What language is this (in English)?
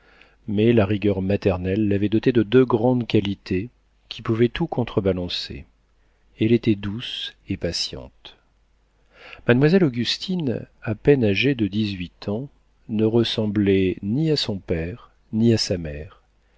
French